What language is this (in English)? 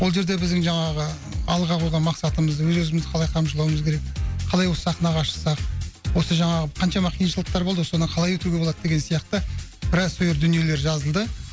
Kazakh